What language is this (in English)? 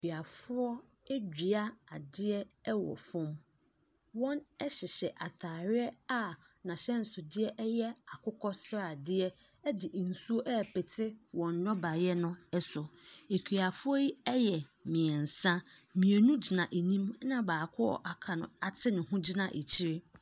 Akan